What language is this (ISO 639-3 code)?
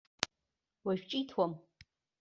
abk